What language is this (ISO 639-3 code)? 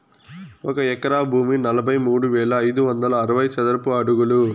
tel